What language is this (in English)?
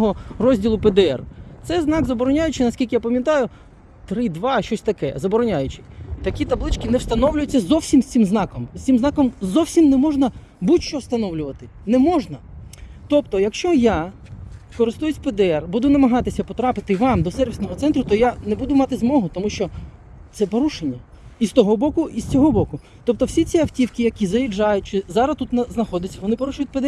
Ukrainian